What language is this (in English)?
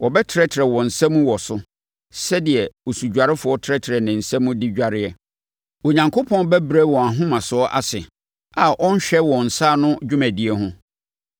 Akan